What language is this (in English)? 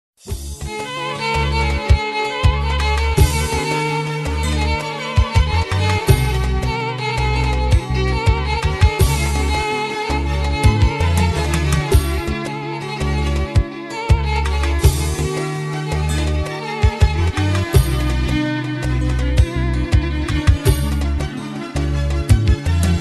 Turkish